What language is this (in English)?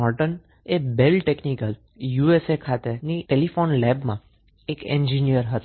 Gujarati